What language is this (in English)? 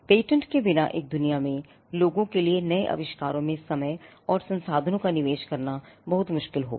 Hindi